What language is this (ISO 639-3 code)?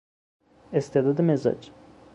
fas